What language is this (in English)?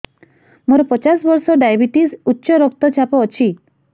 Odia